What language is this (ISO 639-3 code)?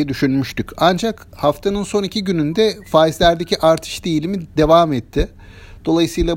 tur